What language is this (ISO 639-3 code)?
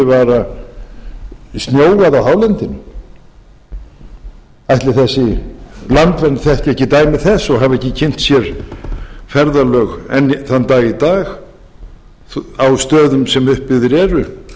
isl